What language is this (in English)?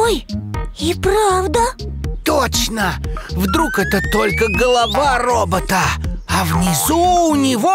Russian